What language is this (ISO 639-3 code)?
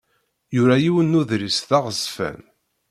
kab